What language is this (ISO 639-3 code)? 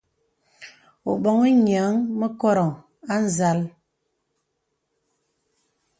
beb